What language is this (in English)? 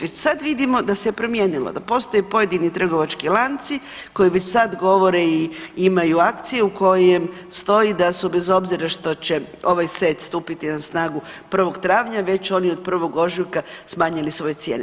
Croatian